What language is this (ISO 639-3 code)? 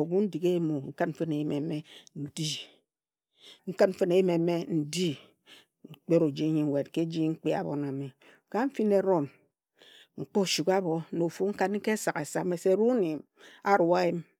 etu